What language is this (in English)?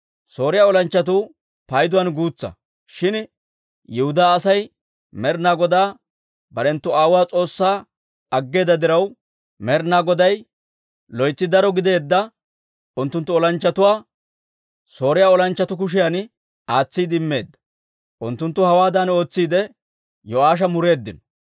Dawro